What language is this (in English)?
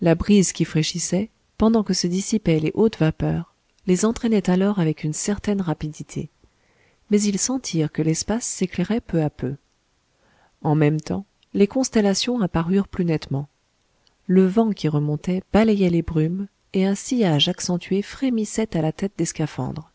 French